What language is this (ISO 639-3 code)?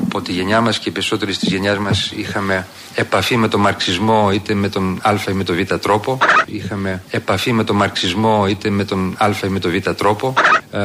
ell